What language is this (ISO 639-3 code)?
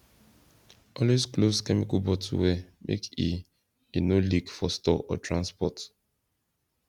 pcm